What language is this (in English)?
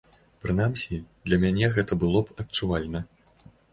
Belarusian